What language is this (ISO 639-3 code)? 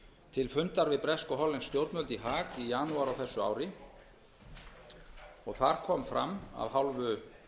isl